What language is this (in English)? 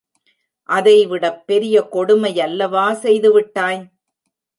Tamil